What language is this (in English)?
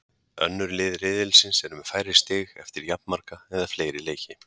Icelandic